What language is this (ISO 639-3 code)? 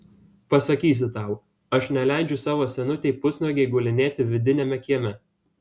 lit